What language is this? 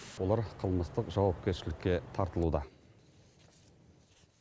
Kazakh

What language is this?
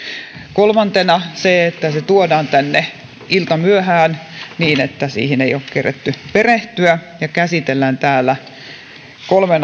Finnish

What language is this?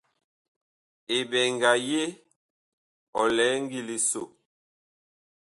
Bakoko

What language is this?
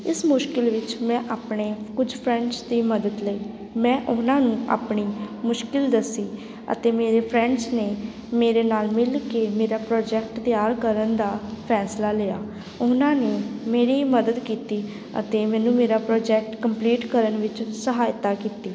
Punjabi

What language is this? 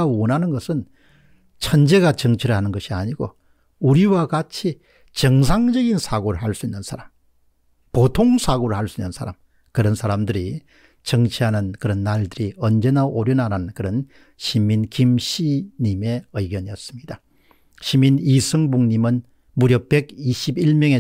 Korean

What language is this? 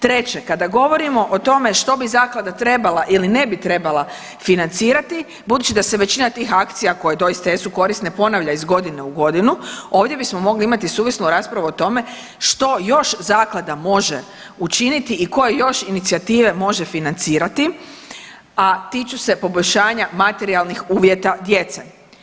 Croatian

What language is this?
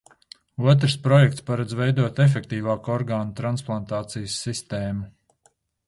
Latvian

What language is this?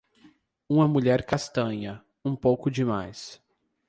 Portuguese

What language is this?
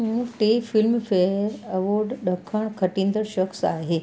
Sindhi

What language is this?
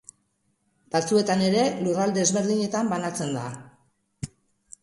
Basque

